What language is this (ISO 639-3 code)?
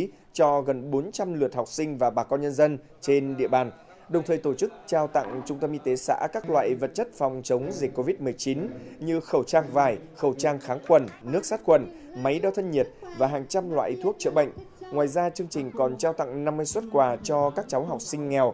vie